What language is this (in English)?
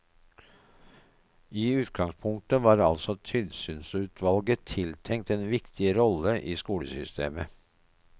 Norwegian